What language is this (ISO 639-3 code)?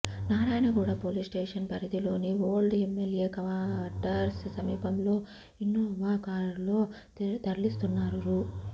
tel